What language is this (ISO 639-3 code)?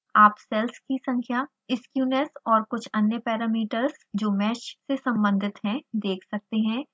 hin